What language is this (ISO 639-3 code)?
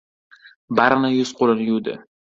uzb